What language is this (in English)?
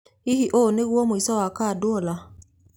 Kikuyu